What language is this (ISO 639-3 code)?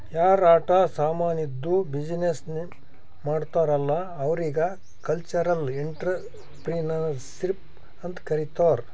kan